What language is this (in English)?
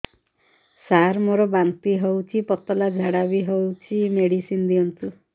Odia